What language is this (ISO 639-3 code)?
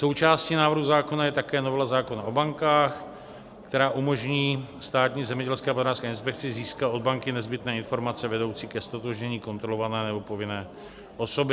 ces